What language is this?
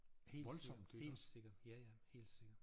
Danish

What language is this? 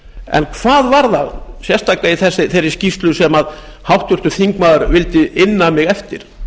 Icelandic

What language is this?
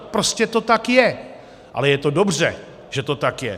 Czech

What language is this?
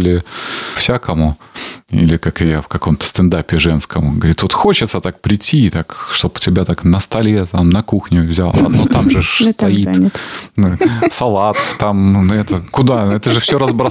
Russian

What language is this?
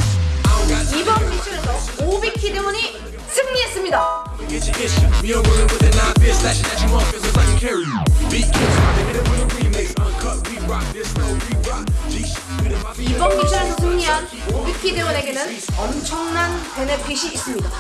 Korean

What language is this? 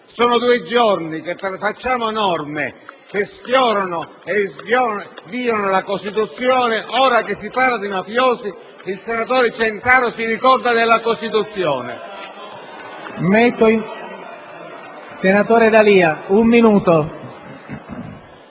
Italian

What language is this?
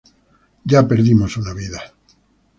Spanish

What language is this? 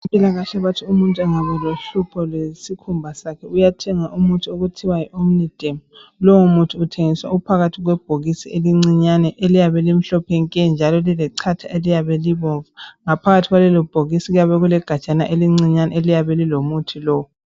North Ndebele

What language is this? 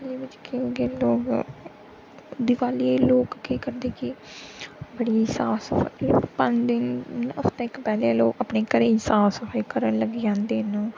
Dogri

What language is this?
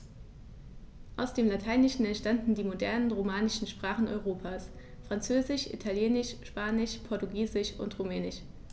German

